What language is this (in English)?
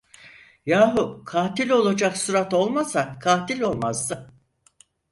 Turkish